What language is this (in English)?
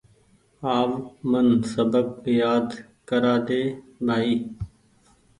Goaria